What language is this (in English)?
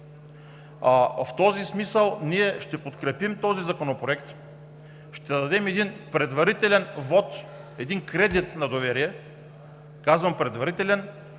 Bulgarian